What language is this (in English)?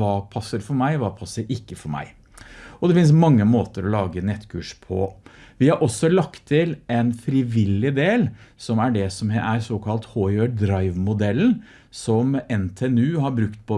Norwegian